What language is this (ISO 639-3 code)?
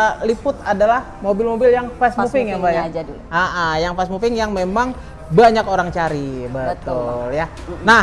ind